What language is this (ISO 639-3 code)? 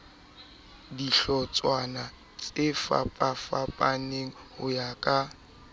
sot